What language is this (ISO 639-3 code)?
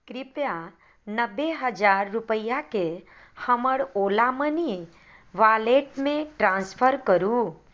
mai